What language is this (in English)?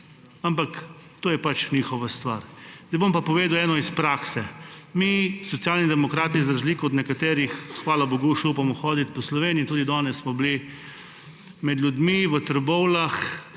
Slovenian